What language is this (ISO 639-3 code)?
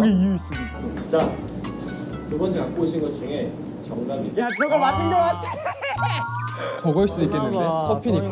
kor